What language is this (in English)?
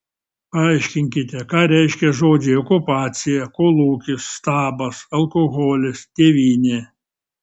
Lithuanian